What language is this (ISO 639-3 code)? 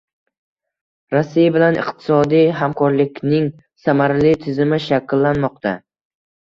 uzb